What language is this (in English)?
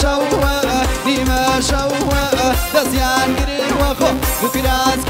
Arabic